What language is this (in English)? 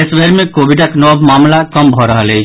Maithili